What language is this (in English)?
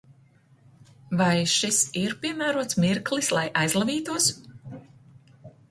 Latvian